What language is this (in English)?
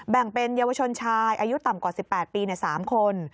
Thai